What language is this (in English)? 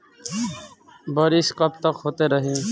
Bhojpuri